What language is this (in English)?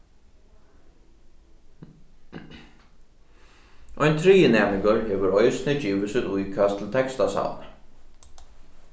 Faroese